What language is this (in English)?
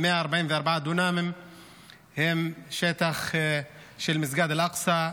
Hebrew